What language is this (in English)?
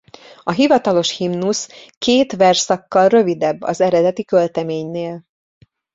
Hungarian